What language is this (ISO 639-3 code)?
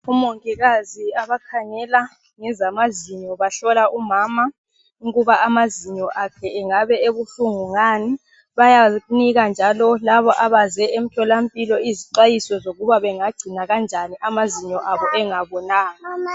nde